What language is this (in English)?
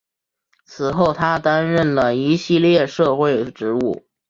Chinese